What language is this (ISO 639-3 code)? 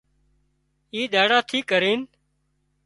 kxp